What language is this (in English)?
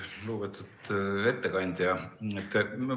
Estonian